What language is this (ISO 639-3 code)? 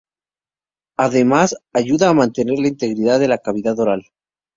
spa